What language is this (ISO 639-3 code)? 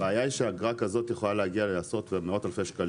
heb